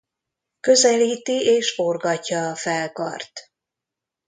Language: Hungarian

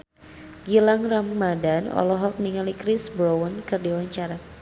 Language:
Sundanese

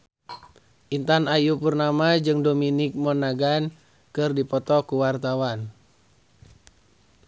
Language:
Sundanese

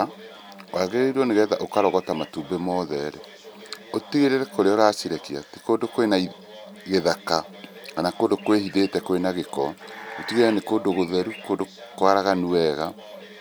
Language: Kikuyu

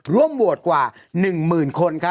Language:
Thai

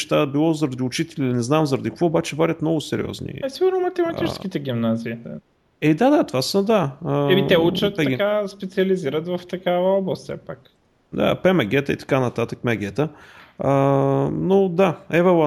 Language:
Bulgarian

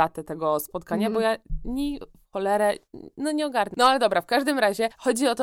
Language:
Polish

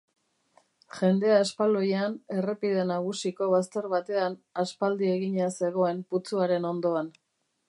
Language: Basque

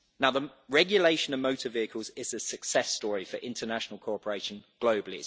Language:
English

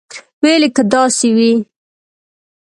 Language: Pashto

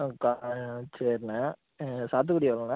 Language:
Tamil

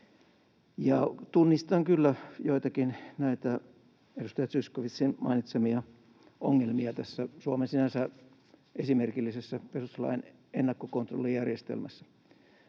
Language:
Finnish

